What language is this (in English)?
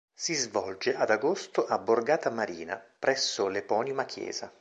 Italian